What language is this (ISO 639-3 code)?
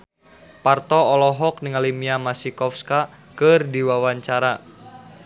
sun